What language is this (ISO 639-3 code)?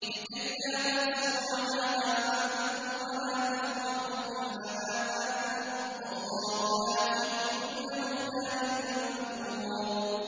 ara